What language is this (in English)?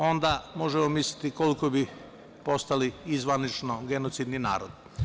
Serbian